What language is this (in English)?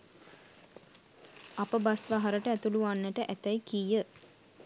Sinhala